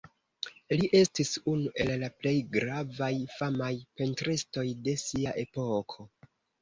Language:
Esperanto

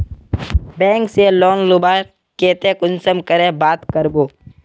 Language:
Magahi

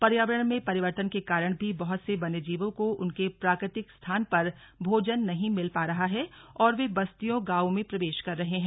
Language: Hindi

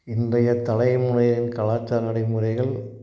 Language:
Tamil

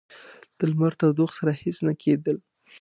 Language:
Pashto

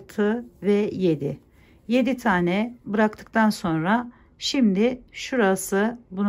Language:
Turkish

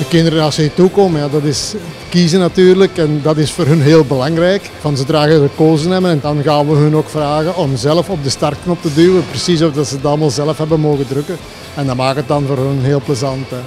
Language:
Dutch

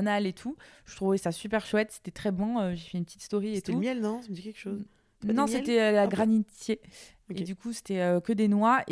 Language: French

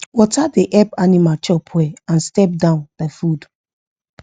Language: Nigerian Pidgin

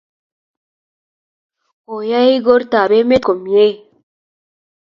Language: Kalenjin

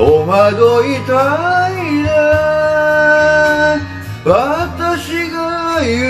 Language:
Japanese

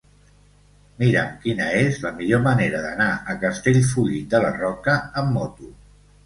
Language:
Catalan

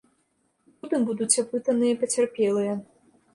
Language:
Belarusian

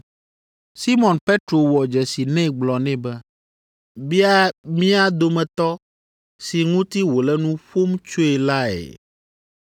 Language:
Ewe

